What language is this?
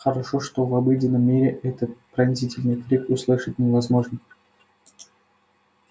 Russian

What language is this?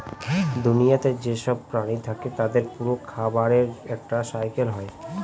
Bangla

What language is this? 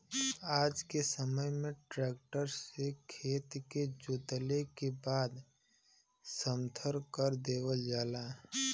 Bhojpuri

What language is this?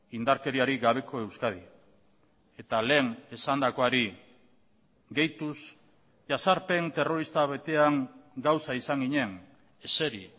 Basque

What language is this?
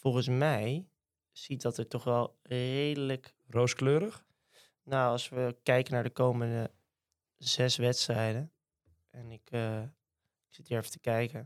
Dutch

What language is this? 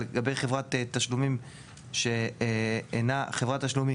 Hebrew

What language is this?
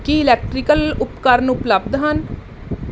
Punjabi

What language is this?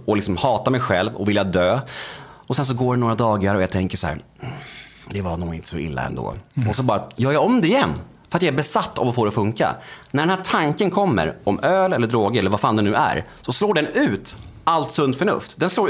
Swedish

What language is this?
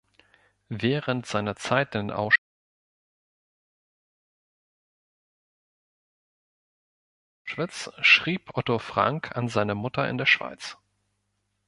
German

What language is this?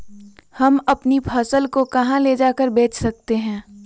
Magahi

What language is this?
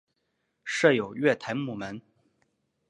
Chinese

